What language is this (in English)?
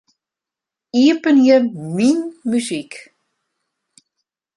Western Frisian